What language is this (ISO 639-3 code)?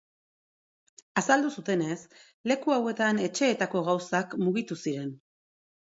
eus